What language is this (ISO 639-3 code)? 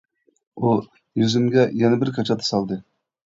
uig